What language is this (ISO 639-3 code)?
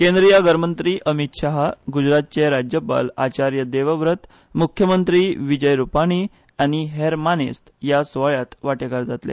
kok